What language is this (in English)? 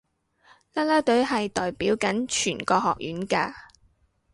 Cantonese